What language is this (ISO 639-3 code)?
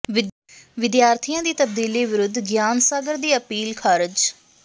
pan